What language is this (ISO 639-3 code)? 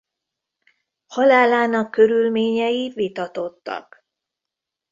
hun